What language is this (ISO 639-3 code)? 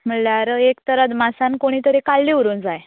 kok